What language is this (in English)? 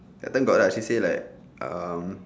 English